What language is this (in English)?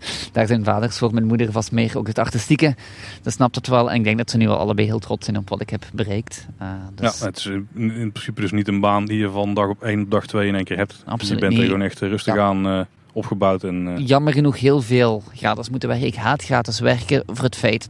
Dutch